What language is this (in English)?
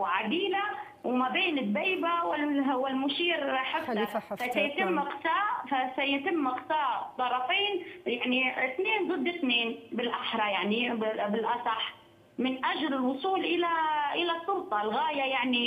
Arabic